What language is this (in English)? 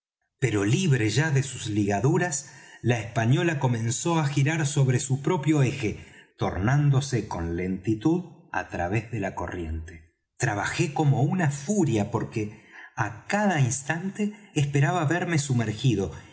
Spanish